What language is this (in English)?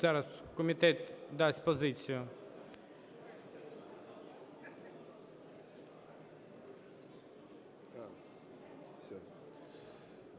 Ukrainian